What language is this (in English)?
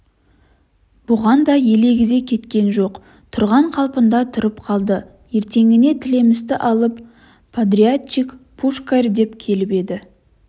Kazakh